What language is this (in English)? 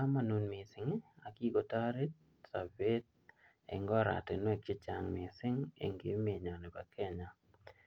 Kalenjin